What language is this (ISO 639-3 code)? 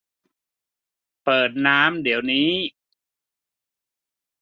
tha